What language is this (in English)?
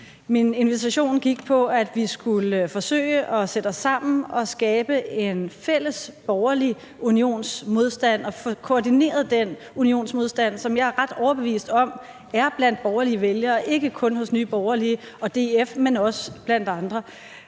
Danish